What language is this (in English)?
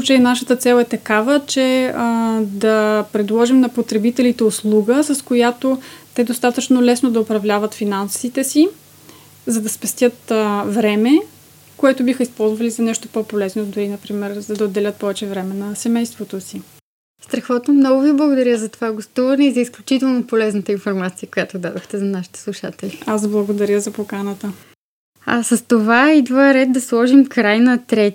Bulgarian